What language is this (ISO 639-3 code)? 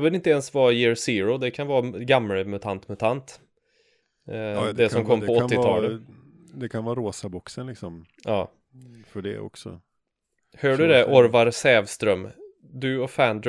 swe